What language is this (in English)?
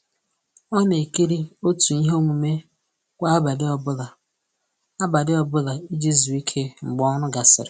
Igbo